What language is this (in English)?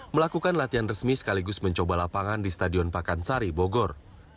Indonesian